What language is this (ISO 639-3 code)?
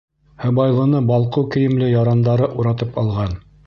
bak